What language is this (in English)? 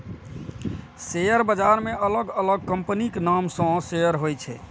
Maithili